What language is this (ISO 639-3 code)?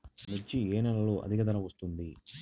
tel